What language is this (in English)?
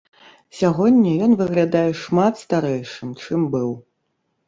Belarusian